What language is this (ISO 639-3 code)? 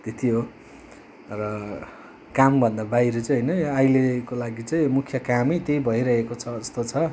nep